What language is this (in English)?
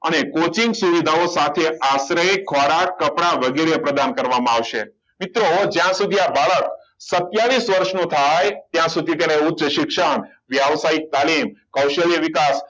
Gujarati